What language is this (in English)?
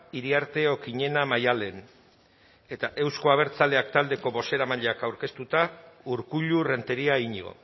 Basque